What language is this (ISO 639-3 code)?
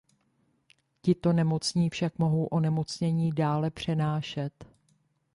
ces